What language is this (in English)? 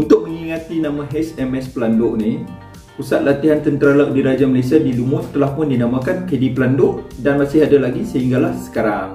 Malay